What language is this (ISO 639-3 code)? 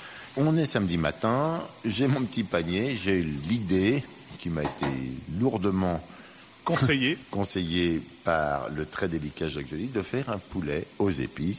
fra